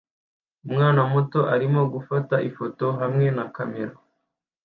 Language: Kinyarwanda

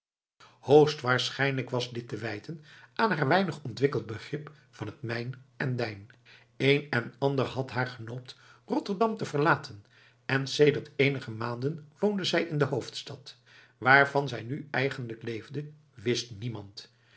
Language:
Dutch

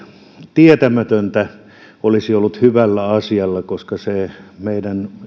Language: Finnish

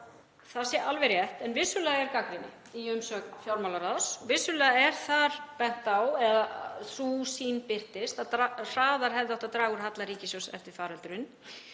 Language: Icelandic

